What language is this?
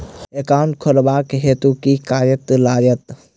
Maithili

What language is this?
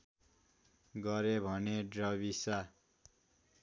Nepali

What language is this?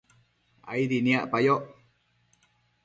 Matsés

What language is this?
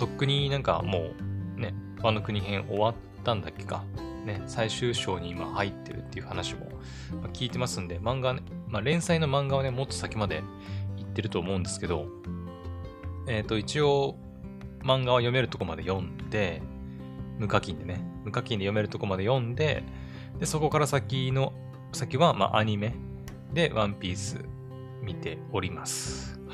Japanese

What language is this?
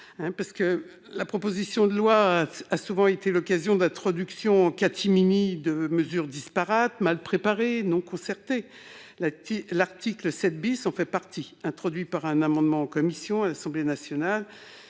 French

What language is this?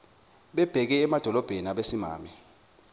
Zulu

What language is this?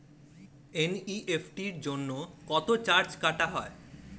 Bangla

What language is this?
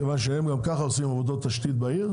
Hebrew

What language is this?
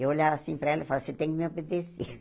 Portuguese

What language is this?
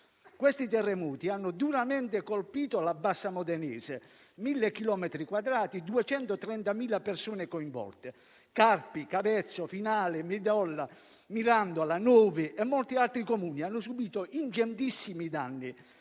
Italian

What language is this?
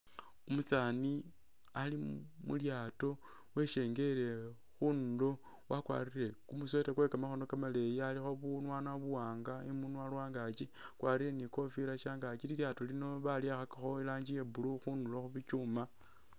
Masaaba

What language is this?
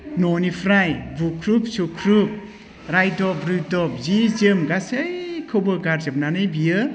Bodo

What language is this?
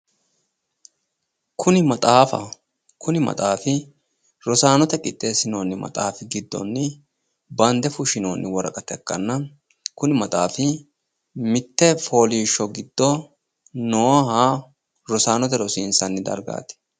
Sidamo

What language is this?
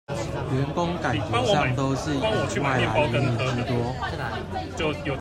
Chinese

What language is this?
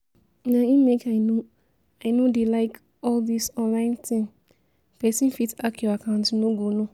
Nigerian Pidgin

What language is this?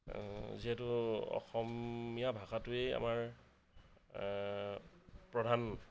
Assamese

